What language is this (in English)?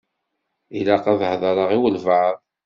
Kabyle